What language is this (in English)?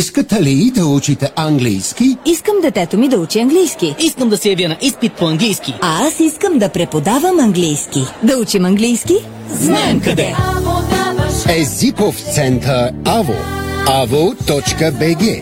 Bulgarian